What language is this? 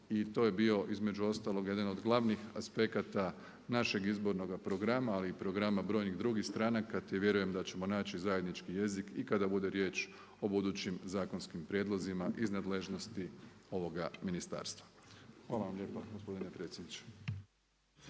Croatian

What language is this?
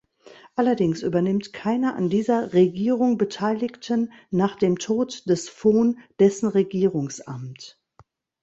German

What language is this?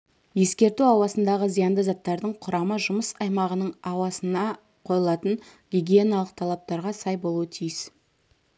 Kazakh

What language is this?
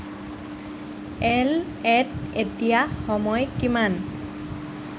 Assamese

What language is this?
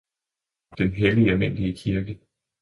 Danish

